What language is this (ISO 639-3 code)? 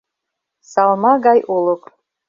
chm